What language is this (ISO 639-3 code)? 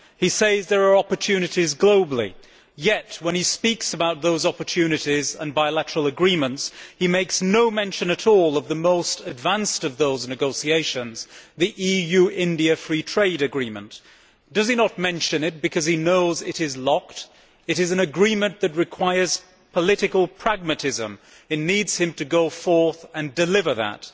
eng